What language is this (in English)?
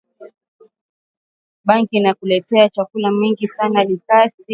Swahili